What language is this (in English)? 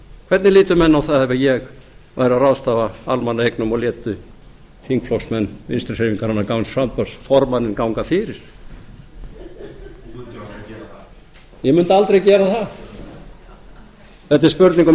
Icelandic